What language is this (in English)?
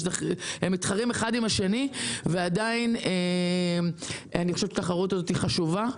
Hebrew